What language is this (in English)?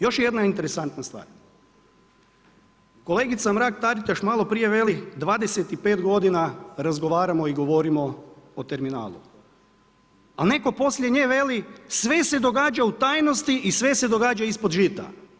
Croatian